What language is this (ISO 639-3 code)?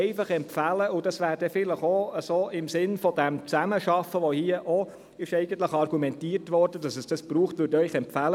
gsw